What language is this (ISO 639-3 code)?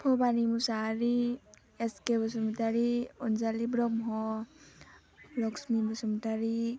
brx